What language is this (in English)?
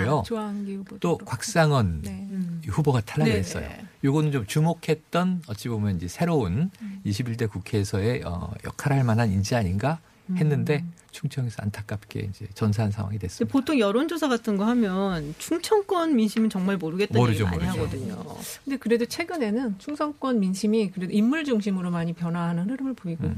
Korean